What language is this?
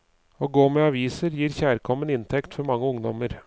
Norwegian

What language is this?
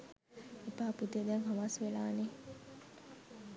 Sinhala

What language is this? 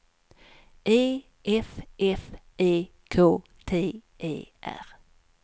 Swedish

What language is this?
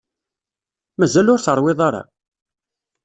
Kabyle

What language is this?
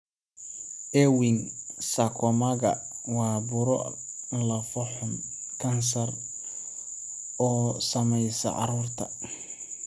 Somali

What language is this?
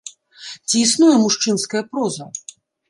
Belarusian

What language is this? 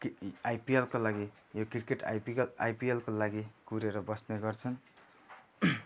Nepali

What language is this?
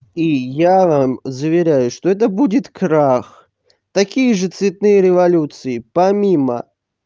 Russian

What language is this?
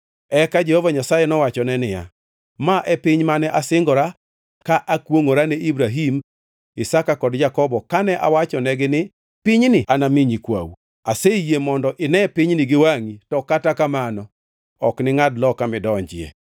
Luo (Kenya and Tanzania)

